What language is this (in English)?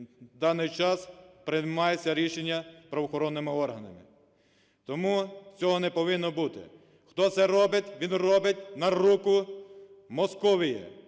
Ukrainian